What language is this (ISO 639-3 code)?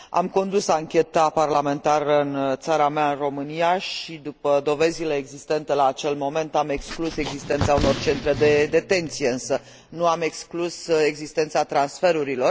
ron